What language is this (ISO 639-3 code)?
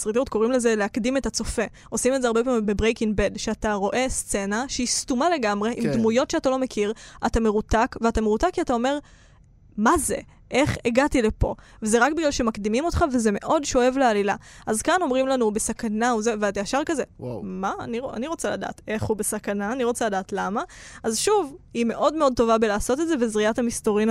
heb